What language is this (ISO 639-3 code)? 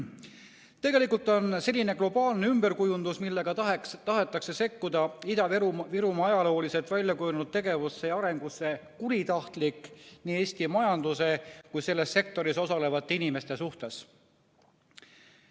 est